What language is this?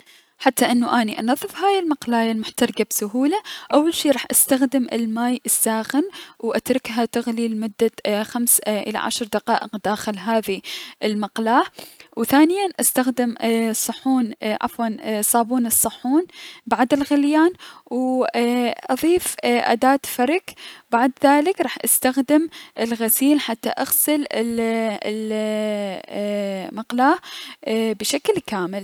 Mesopotamian Arabic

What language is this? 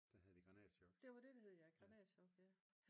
Danish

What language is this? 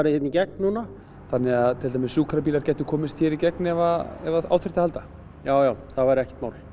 Icelandic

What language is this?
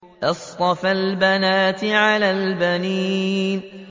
Arabic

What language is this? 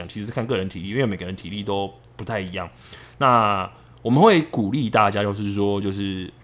Chinese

